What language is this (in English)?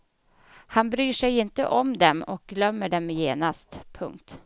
Swedish